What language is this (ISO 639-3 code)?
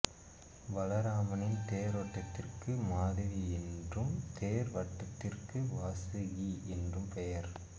tam